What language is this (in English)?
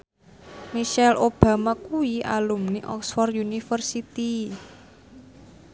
Javanese